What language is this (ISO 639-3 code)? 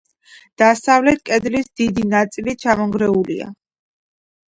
kat